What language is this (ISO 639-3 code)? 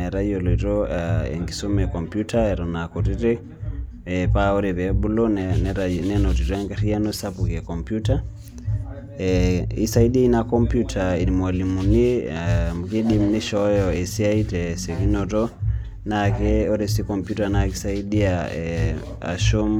mas